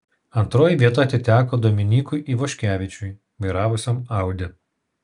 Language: Lithuanian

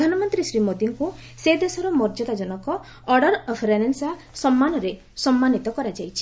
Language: Odia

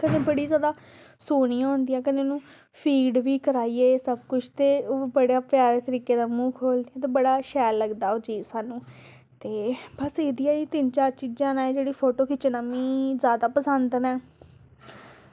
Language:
Dogri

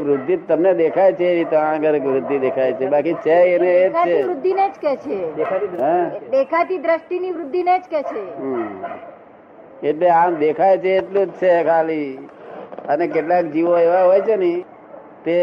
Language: Gujarati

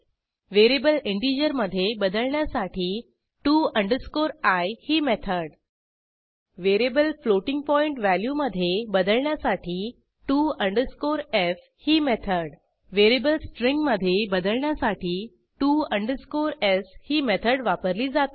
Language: Marathi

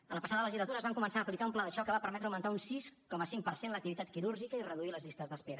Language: Catalan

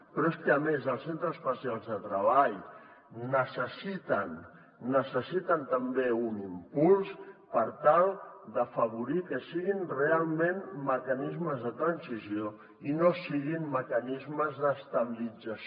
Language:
Catalan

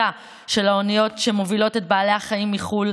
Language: Hebrew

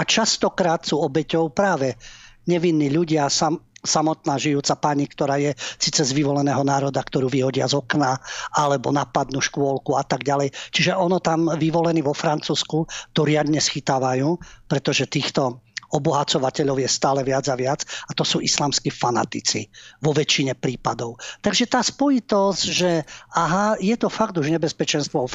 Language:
Slovak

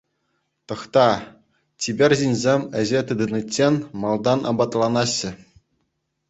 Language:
Chuvash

